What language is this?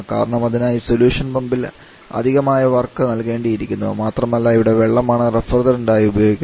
Malayalam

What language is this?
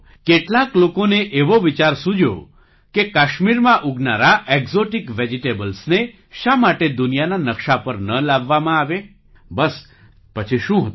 Gujarati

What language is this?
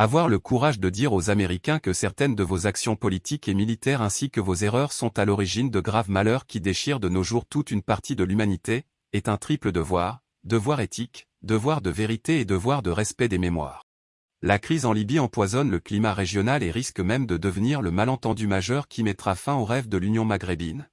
French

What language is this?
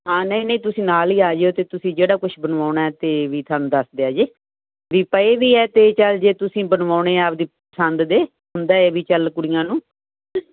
Punjabi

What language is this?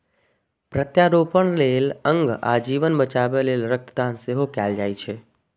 Maithili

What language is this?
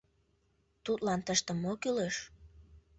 Mari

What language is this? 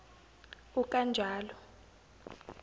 Zulu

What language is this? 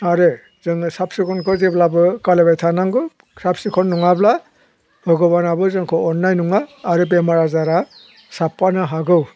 Bodo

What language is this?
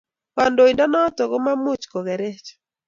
Kalenjin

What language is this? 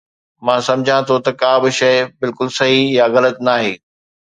Sindhi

